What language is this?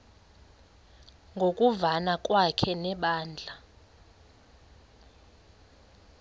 Xhosa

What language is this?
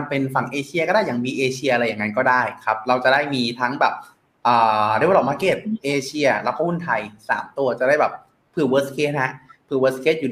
Thai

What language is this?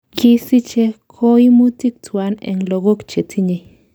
Kalenjin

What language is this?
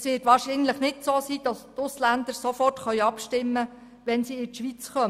Swiss German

